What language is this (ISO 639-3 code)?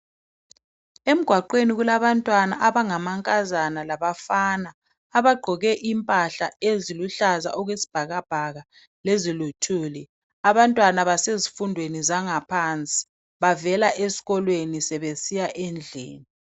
nde